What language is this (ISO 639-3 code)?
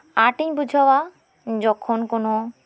sat